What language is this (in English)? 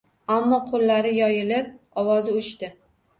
Uzbek